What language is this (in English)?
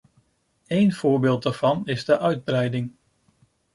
Dutch